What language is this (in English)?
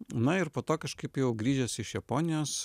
Lithuanian